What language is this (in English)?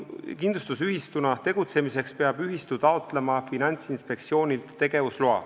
Estonian